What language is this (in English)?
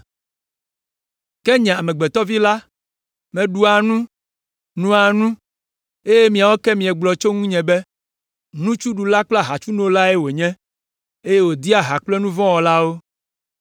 Ewe